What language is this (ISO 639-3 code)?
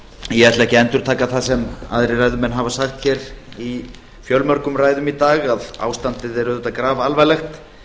isl